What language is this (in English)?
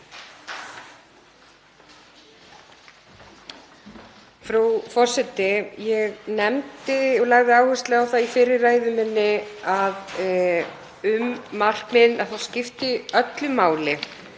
Icelandic